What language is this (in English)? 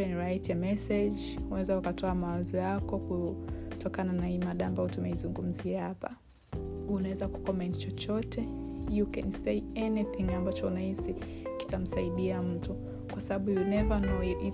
Swahili